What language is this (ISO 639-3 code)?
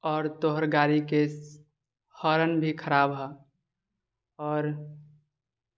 mai